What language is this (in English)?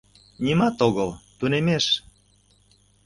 Mari